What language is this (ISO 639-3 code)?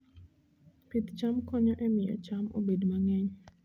luo